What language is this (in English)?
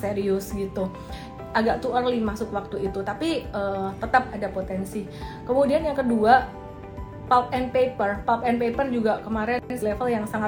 Indonesian